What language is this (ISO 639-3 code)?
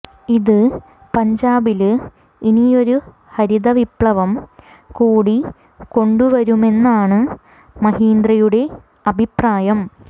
mal